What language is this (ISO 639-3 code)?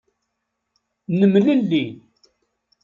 kab